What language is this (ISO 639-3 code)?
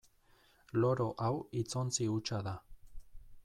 eus